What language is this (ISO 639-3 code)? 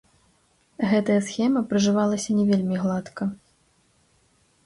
bel